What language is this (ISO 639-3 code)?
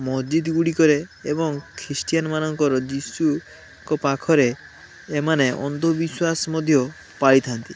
ori